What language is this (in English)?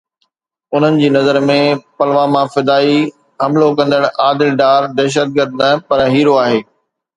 Sindhi